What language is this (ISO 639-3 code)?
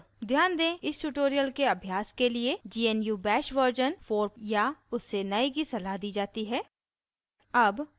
hin